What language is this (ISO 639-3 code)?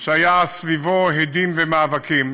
heb